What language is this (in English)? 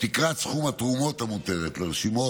Hebrew